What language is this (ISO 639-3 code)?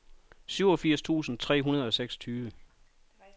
dan